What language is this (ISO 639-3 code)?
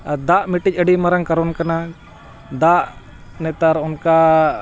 sat